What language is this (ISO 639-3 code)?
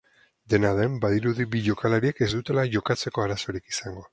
eus